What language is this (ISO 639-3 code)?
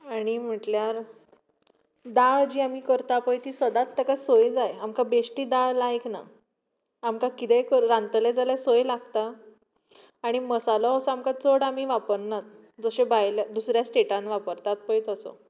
kok